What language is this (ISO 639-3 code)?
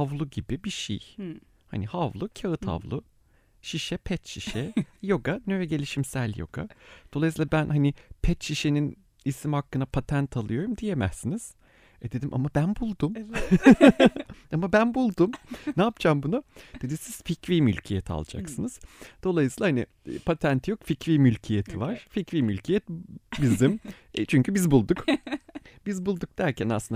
tur